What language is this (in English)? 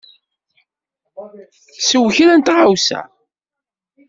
Kabyle